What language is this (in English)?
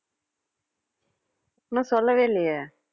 Tamil